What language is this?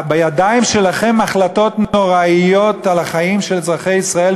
Hebrew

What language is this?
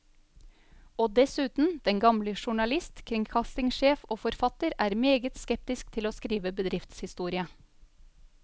Norwegian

